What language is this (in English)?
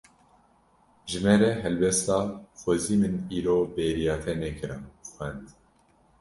Kurdish